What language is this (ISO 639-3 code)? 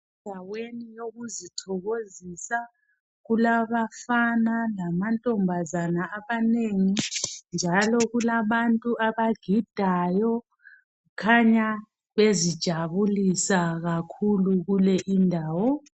nde